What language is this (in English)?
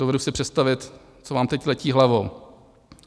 Czech